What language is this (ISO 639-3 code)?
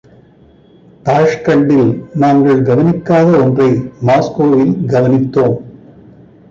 tam